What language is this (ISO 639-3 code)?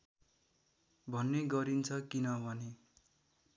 nep